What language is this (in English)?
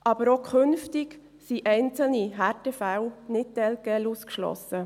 Swiss German